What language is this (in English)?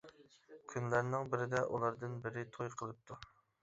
Uyghur